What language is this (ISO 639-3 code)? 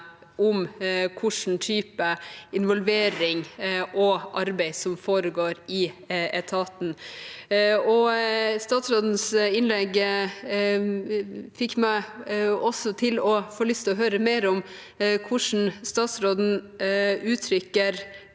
nor